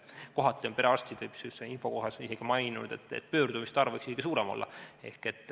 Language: Estonian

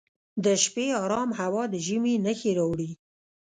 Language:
Pashto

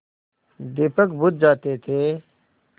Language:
Hindi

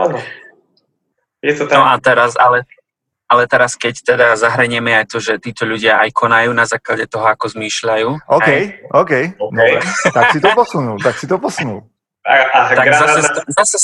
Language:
Slovak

